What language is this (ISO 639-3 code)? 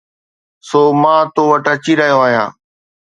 snd